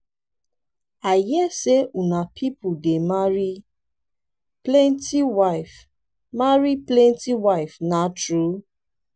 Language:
Nigerian Pidgin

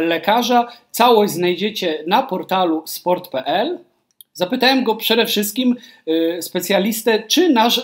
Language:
Polish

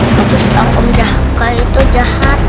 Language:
Indonesian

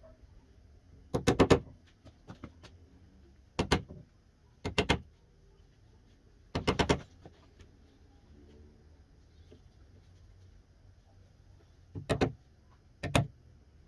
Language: Portuguese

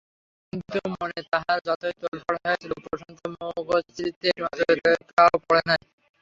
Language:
Bangla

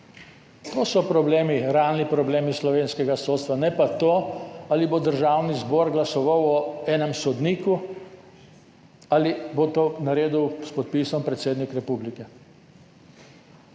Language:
Slovenian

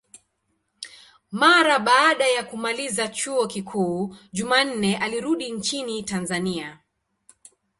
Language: Swahili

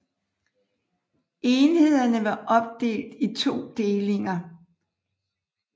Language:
Danish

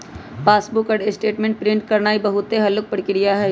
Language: Magahi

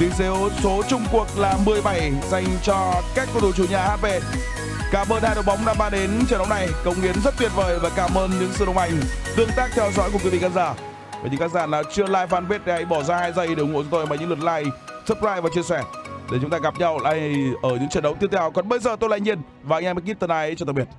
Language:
Vietnamese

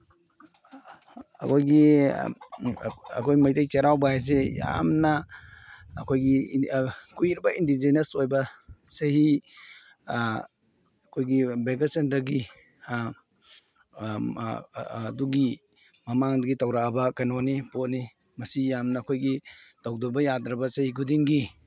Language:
Manipuri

